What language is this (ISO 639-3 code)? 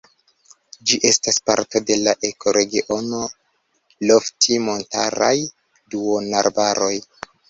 epo